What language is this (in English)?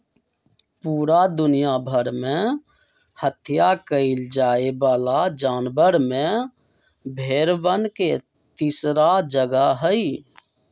Magahi